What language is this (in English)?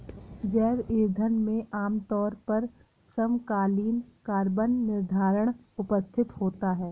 Hindi